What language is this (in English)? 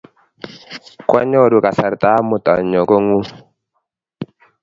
Kalenjin